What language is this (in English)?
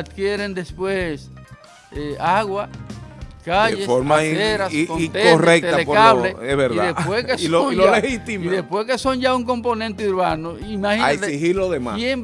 Spanish